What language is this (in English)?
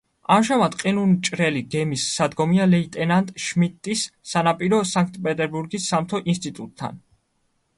Georgian